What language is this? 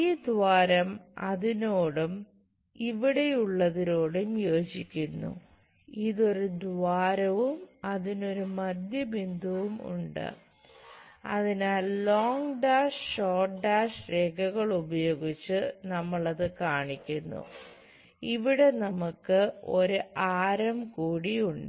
Malayalam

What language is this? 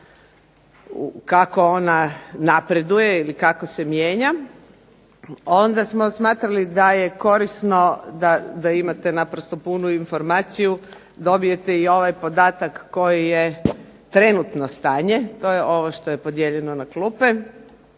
Croatian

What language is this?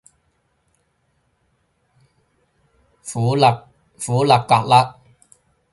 Cantonese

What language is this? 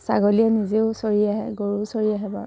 Assamese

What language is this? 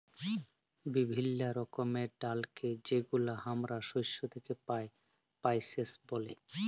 Bangla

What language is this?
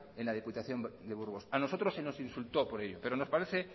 Spanish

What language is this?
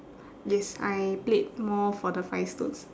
English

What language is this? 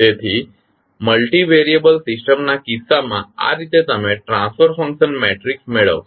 Gujarati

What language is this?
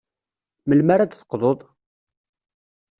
Kabyle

